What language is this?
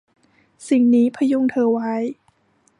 Thai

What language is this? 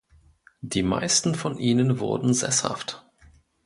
German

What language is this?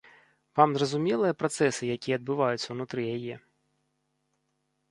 Belarusian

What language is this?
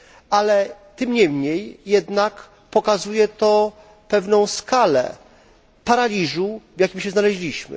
Polish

